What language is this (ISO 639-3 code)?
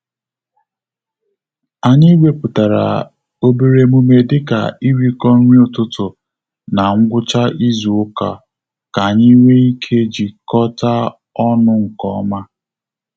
ibo